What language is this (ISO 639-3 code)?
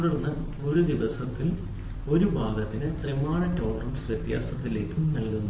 mal